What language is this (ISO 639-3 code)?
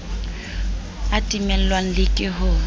sot